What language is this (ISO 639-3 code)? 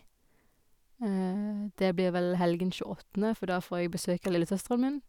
nor